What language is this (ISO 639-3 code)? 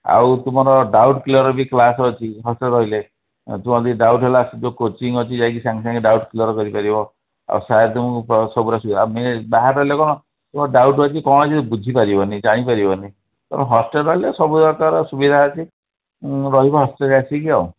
ori